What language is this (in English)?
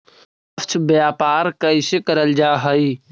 Magahi